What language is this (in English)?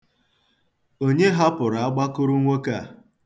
Igbo